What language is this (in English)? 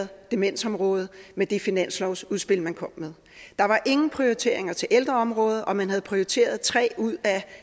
Danish